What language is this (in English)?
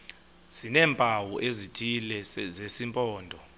Xhosa